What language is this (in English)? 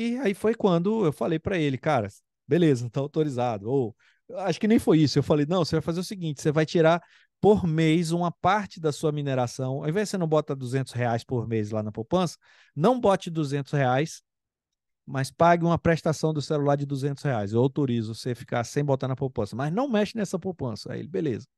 Portuguese